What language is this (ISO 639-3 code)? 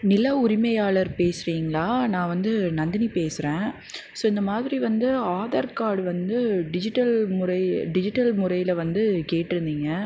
tam